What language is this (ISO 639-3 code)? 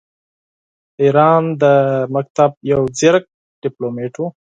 pus